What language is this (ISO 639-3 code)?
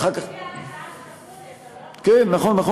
heb